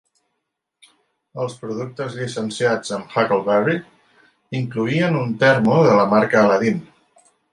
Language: Catalan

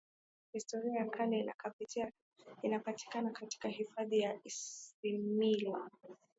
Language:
Swahili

